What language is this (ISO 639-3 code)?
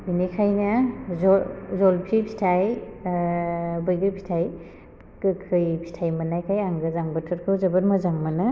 brx